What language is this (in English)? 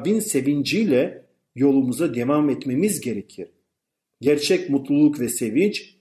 Turkish